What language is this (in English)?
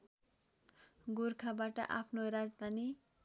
Nepali